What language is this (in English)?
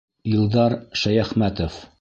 Bashkir